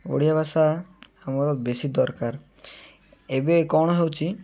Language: Odia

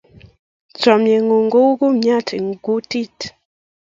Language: Kalenjin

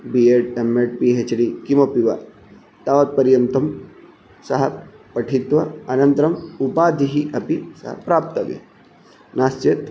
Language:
Sanskrit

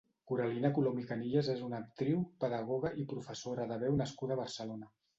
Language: Catalan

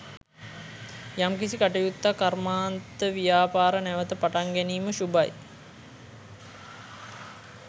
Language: Sinhala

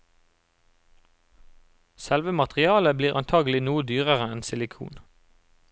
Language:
Norwegian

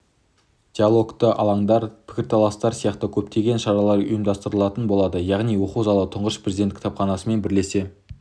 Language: Kazakh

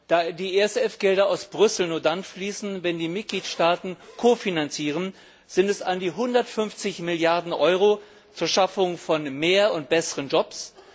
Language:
German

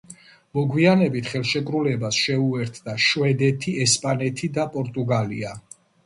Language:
Georgian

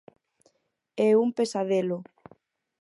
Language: Galician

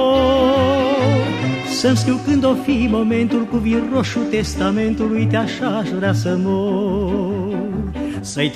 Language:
Romanian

